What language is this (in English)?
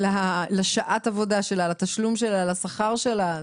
Hebrew